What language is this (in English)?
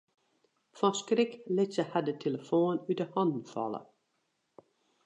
Western Frisian